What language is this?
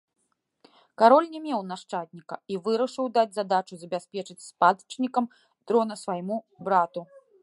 Belarusian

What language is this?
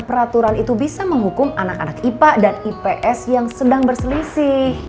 Indonesian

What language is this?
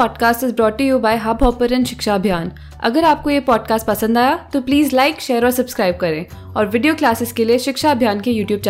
Hindi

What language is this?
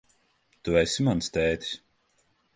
Latvian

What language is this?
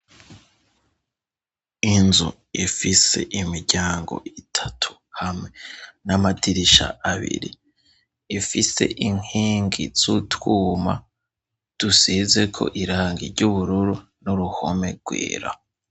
Rundi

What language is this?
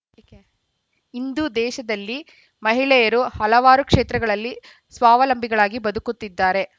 Kannada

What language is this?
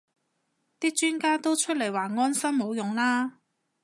Cantonese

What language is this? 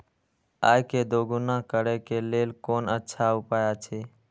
Maithili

